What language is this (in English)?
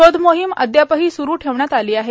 Marathi